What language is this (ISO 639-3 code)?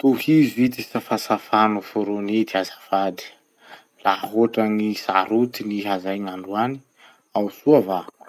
msh